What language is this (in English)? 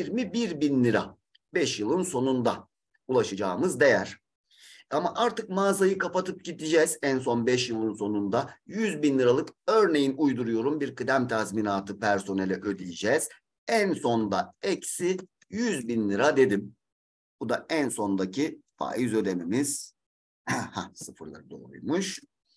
Turkish